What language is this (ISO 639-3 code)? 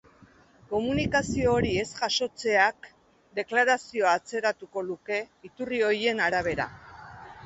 eus